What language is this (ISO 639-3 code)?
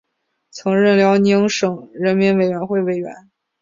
zho